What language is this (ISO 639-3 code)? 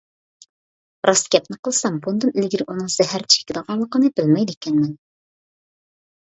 uig